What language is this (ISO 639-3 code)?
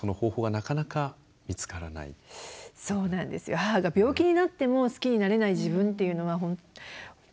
jpn